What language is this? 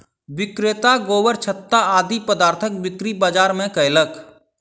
Maithili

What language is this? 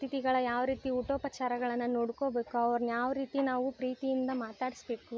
Kannada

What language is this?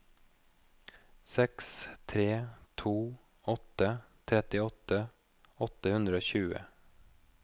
Norwegian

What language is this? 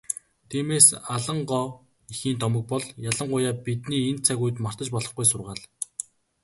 Mongolian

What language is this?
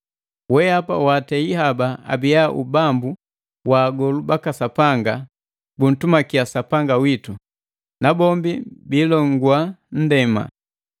Matengo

